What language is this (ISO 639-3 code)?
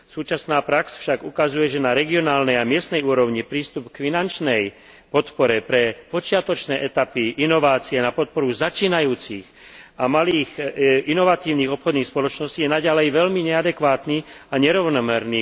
slk